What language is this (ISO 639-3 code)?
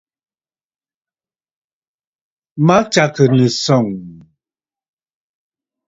bfd